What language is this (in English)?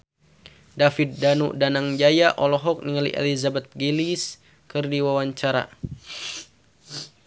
Sundanese